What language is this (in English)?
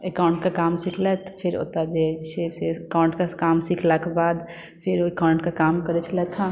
Maithili